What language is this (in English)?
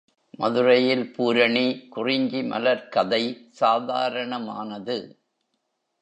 Tamil